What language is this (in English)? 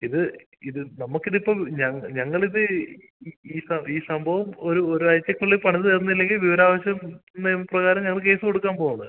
Malayalam